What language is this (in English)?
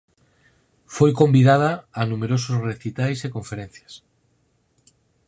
Galician